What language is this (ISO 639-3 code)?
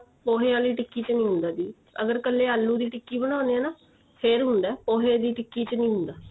pan